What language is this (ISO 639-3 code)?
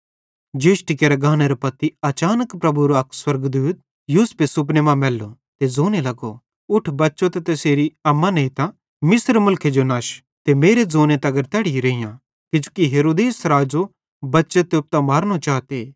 bhd